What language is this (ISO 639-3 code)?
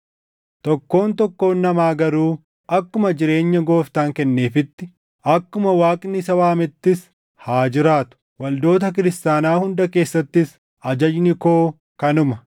orm